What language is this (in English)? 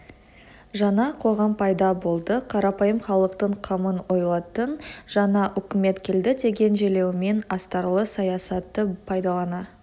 Kazakh